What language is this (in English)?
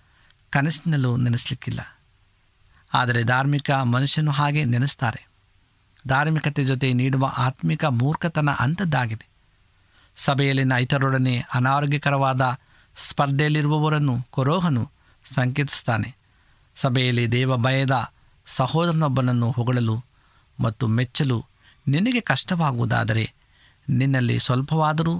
Kannada